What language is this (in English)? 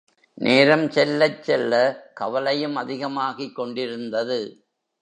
Tamil